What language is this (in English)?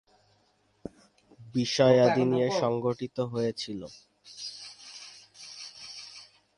Bangla